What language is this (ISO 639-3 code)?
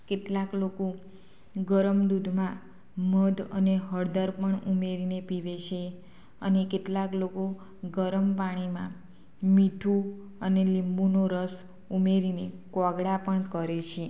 guj